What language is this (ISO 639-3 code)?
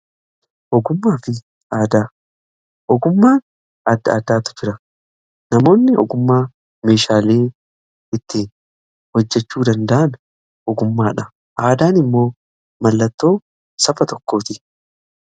orm